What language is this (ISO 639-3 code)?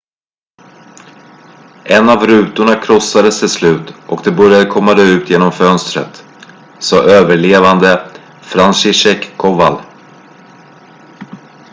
swe